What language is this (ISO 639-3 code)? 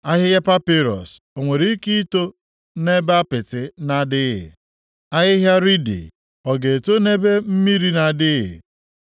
ibo